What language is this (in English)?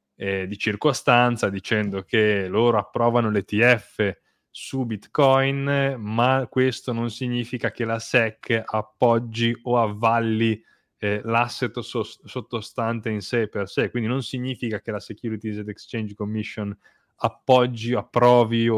Italian